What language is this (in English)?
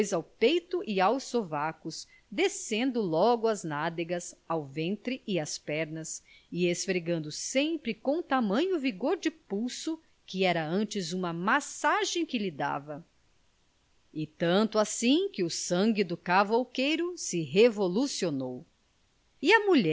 Portuguese